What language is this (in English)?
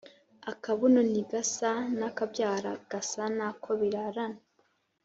Kinyarwanda